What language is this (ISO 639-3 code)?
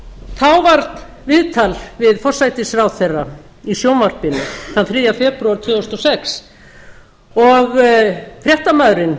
isl